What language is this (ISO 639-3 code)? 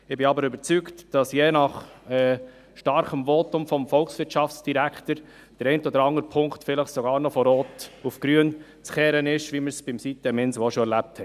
gsw